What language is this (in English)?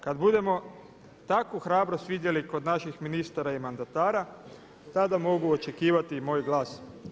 Croatian